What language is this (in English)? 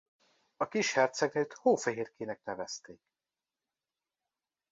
Hungarian